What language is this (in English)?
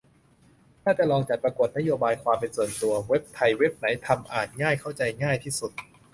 Thai